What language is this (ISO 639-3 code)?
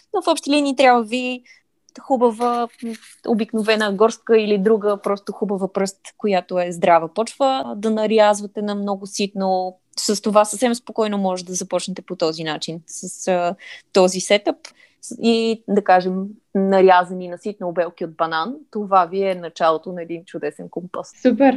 bul